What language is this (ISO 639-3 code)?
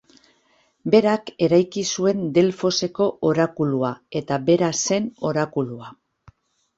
eus